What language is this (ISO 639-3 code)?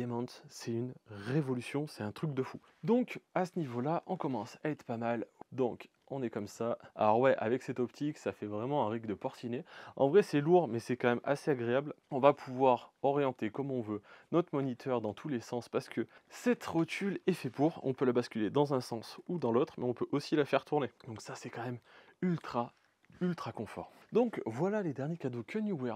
fra